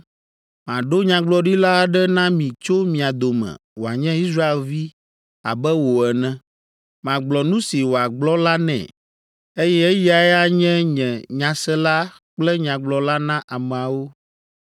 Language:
Ewe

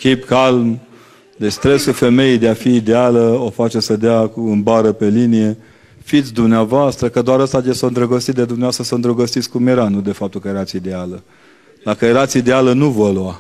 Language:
Romanian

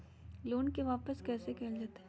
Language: Magahi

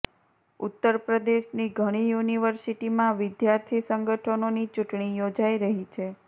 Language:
Gujarati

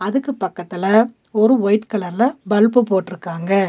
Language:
Tamil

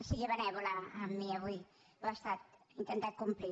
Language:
Catalan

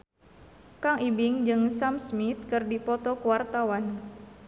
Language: Sundanese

